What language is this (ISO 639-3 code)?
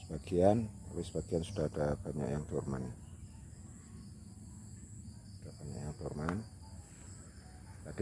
ind